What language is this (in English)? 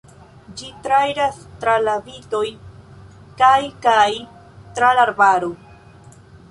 Esperanto